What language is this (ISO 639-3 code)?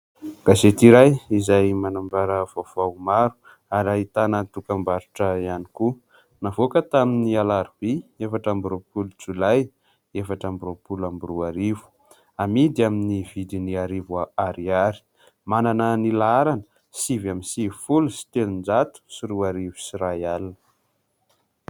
mlg